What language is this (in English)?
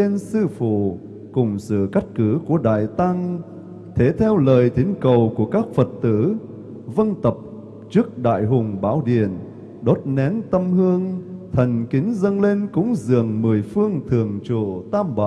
Vietnamese